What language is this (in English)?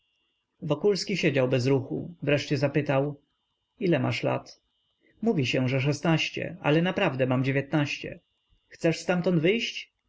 Polish